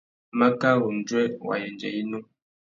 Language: Tuki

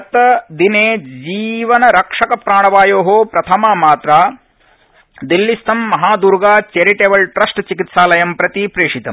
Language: Sanskrit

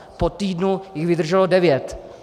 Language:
Czech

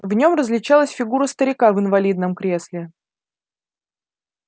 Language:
Russian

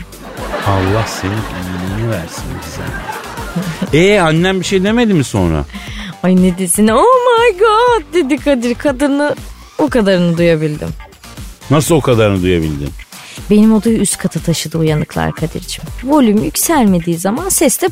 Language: Turkish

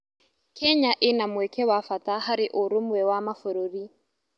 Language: Kikuyu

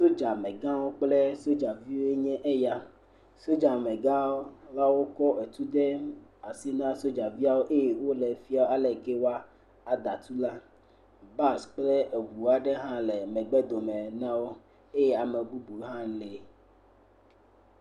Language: Ewe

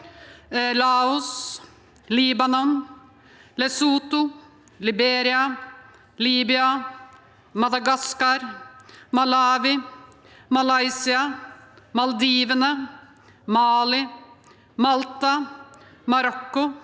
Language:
Norwegian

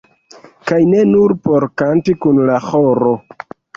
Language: Esperanto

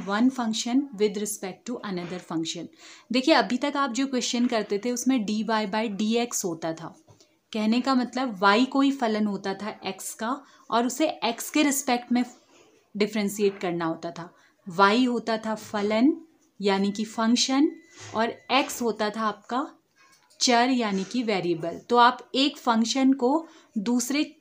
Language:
Hindi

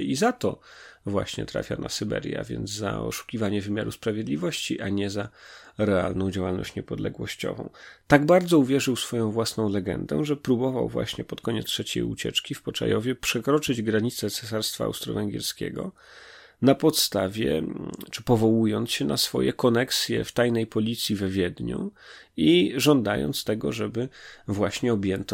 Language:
Polish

